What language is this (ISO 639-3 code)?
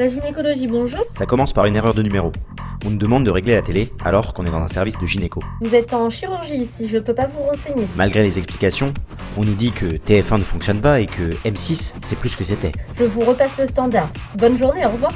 fra